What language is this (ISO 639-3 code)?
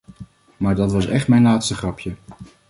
nld